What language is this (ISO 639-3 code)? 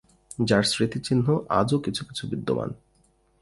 ben